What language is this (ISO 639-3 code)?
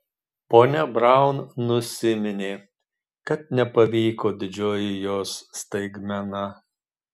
lit